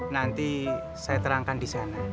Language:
Indonesian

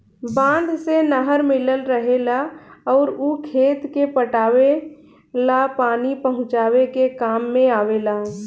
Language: Bhojpuri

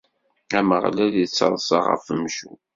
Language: Kabyle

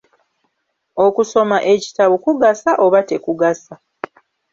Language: Ganda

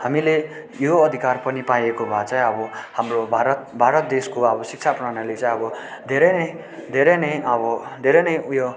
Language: Nepali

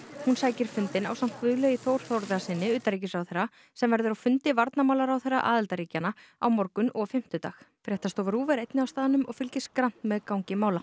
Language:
Icelandic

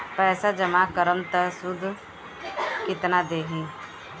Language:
Bhojpuri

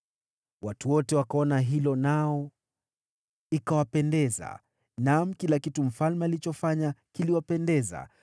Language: Swahili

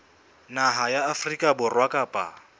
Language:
Southern Sotho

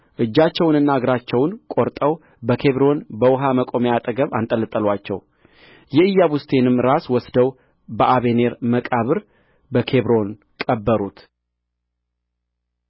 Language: Amharic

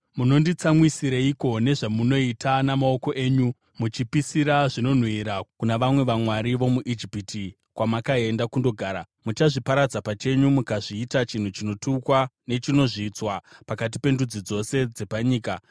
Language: Shona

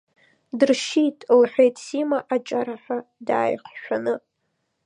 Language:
Abkhazian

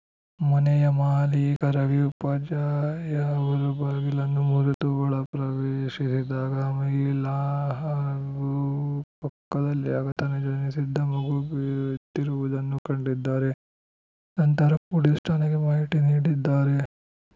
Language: Kannada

